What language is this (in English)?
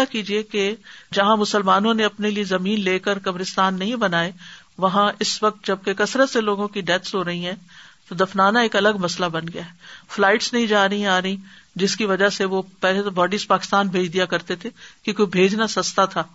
Urdu